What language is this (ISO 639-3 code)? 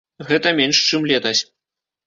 bel